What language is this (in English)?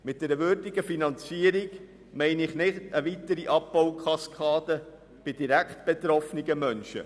Swiss German